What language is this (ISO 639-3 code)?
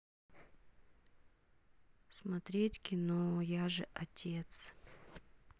rus